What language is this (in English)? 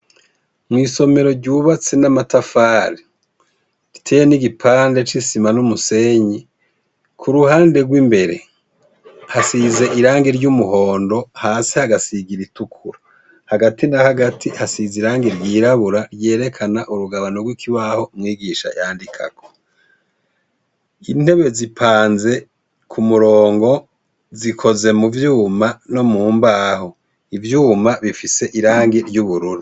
Rundi